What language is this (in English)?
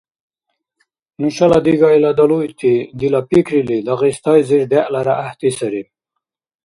Dargwa